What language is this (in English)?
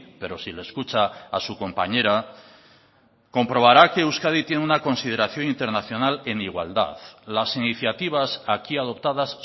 Spanish